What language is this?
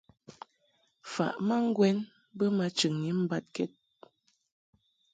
Mungaka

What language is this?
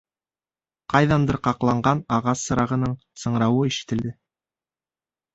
Bashkir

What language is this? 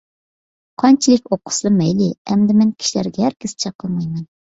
Uyghur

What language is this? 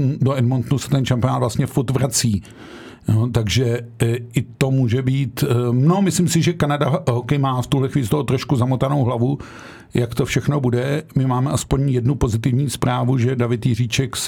Czech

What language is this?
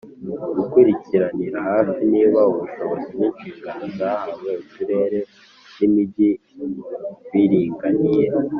Kinyarwanda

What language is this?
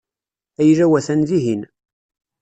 Kabyle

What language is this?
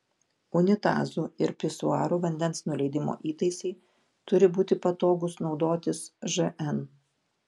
Lithuanian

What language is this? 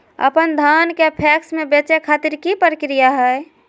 Magahi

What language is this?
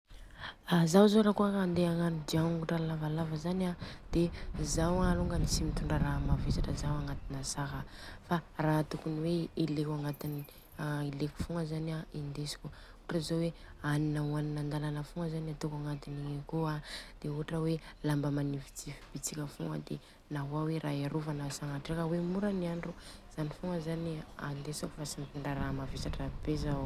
Southern Betsimisaraka Malagasy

